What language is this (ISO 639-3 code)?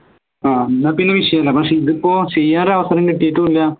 mal